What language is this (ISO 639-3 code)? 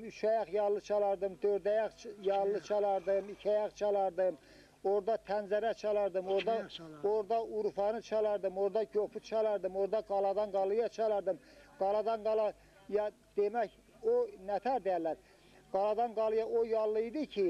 tur